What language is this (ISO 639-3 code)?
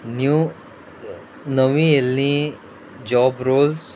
kok